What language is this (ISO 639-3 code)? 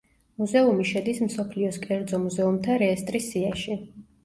kat